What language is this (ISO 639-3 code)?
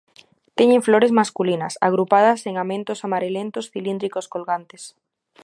glg